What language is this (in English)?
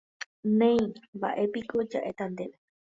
Guarani